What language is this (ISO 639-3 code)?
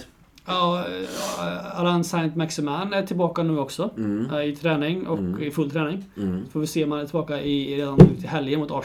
swe